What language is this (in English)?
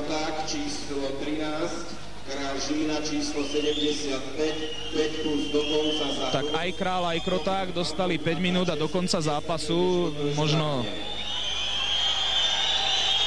Slovak